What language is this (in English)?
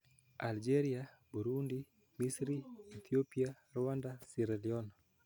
Luo (Kenya and Tanzania)